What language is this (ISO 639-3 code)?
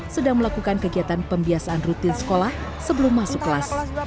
ind